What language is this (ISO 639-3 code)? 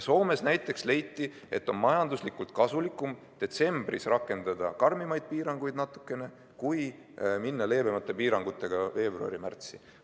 est